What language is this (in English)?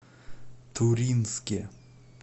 Russian